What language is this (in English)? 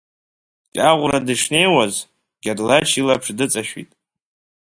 Abkhazian